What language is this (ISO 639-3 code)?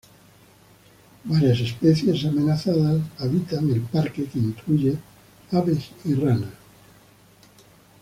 spa